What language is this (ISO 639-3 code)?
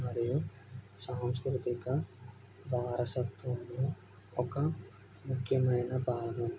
tel